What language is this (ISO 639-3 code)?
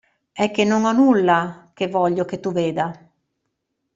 ita